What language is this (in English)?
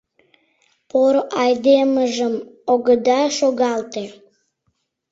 Mari